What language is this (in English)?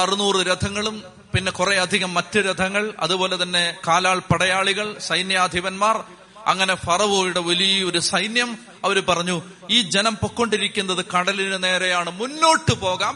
Malayalam